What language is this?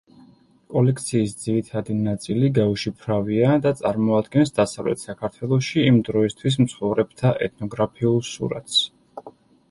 Georgian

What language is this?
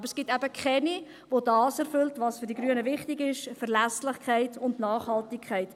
Swiss German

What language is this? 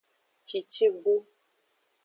Aja (Benin)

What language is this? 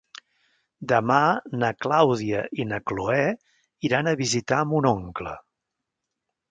Catalan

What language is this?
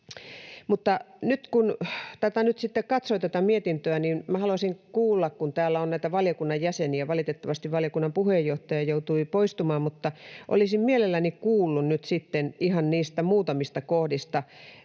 Finnish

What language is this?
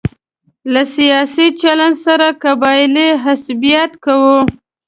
Pashto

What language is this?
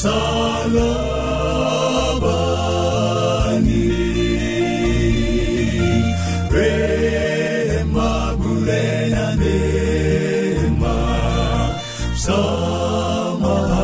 Swahili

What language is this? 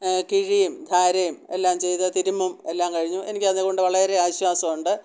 Malayalam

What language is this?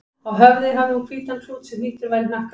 Icelandic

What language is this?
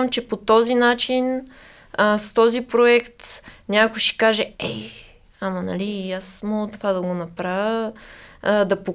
Bulgarian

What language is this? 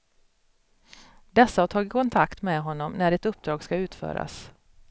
Swedish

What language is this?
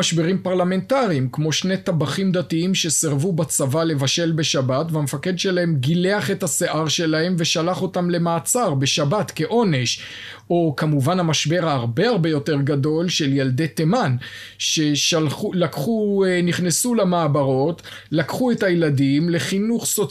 Hebrew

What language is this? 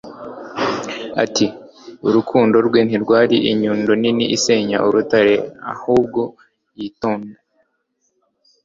Kinyarwanda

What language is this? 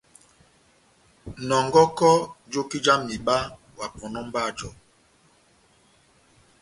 Batanga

